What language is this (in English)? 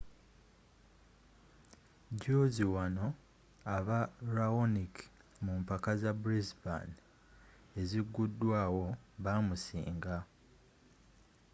Ganda